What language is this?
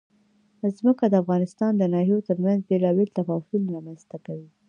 Pashto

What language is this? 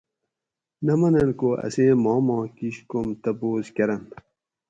Gawri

